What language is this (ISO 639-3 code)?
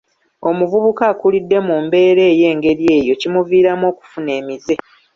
lug